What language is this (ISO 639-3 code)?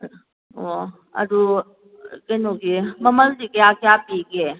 mni